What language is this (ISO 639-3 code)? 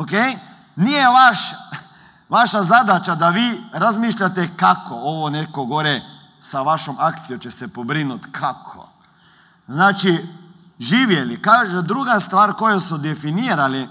hrv